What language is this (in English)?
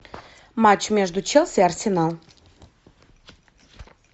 Russian